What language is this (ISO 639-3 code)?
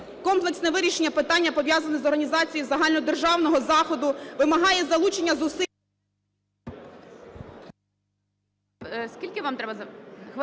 ukr